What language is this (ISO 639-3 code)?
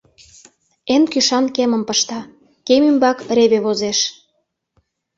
chm